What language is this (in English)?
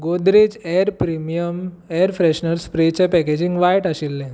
Konkani